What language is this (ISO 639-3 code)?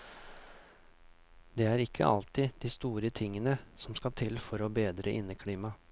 nor